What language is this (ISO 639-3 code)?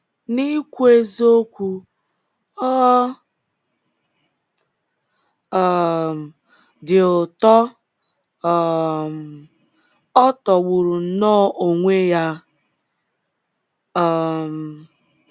ibo